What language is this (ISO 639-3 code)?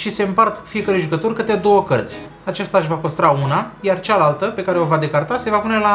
ron